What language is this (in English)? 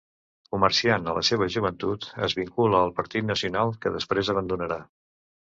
Catalan